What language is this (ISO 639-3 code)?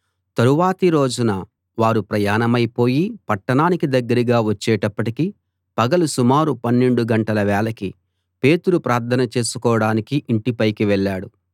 tel